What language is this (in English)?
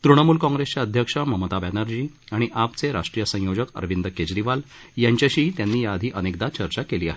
Marathi